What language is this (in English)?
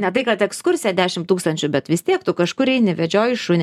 Lithuanian